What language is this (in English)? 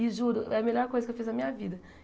Portuguese